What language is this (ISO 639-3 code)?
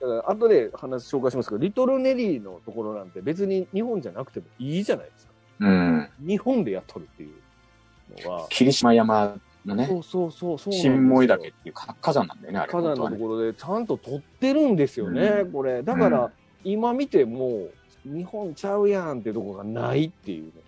jpn